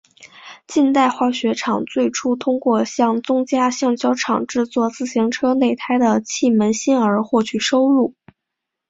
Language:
Chinese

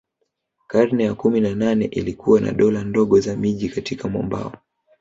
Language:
Swahili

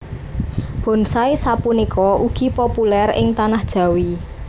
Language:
Javanese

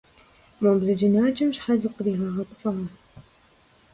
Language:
Kabardian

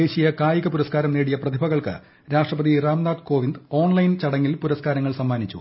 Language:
Malayalam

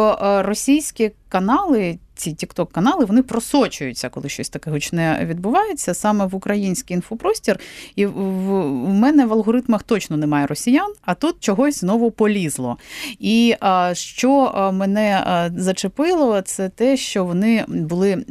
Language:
Ukrainian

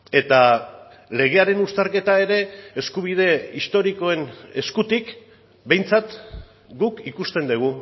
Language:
Basque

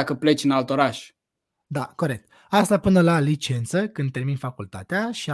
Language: Romanian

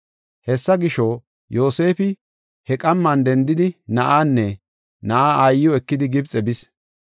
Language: Gofa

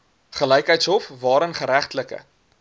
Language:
Afrikaans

